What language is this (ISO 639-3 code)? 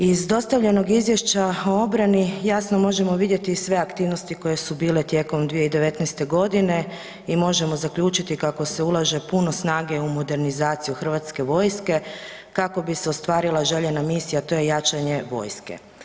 hrv